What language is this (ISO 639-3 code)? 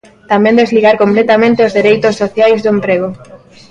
glg